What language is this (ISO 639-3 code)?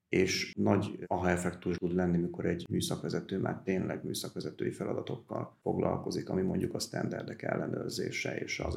hun